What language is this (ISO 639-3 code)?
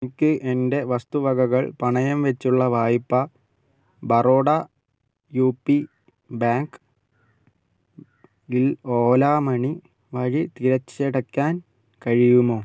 mal